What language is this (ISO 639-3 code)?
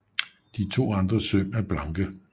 dan